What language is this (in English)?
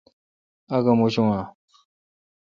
Kalkoti